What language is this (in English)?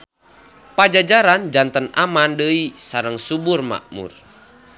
Sundanese